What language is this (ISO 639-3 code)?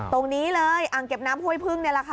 tha